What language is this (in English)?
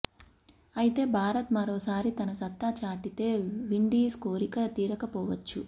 Telugu